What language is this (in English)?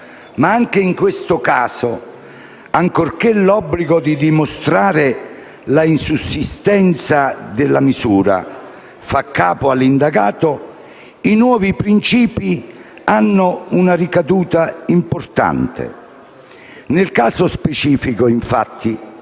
Italian